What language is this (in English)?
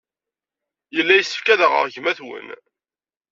Kabyle